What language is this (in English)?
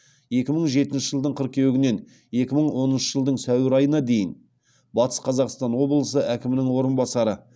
Kazakh